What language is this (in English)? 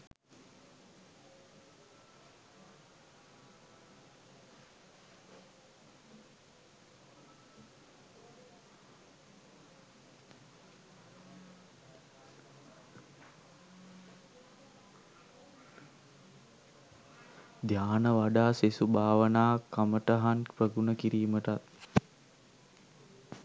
Sinhala